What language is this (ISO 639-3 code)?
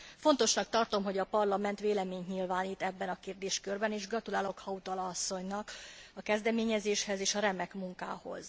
hun